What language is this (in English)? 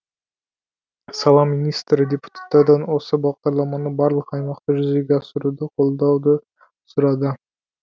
Kazakh